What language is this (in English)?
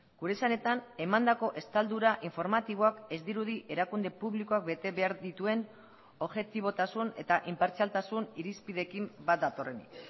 Basque